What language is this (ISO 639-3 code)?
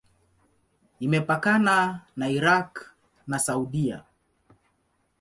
swa